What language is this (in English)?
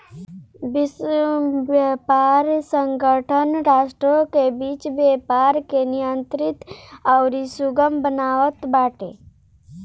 Bhojpuri